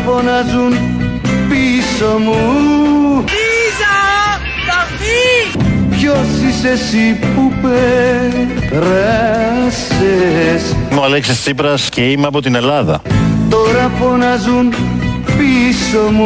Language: Greek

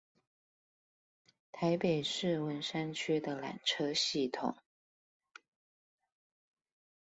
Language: Chinese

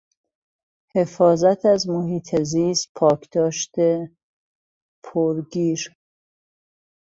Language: Persian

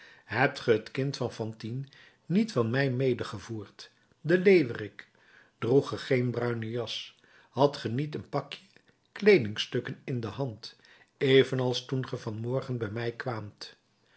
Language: Dutch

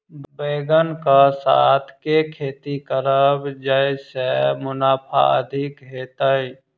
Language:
Maithili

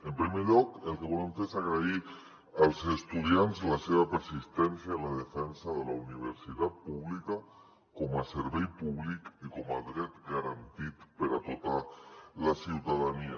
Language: Catalan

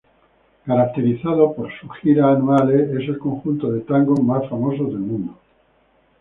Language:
Spanish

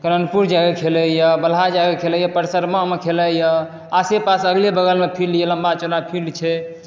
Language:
Maithili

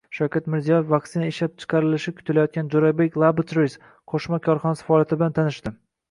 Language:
Uzbek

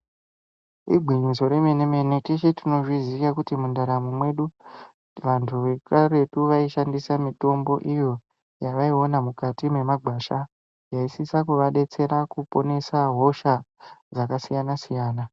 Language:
Ndau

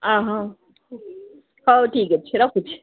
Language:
Odia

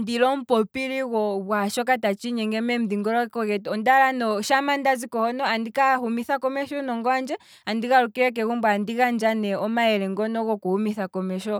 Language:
Kwambi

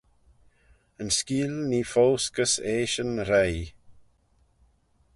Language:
Manx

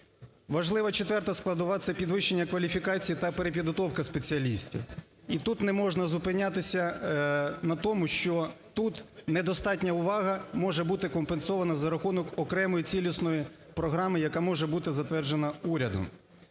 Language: Ukrainian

